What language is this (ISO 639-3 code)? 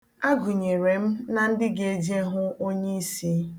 ibo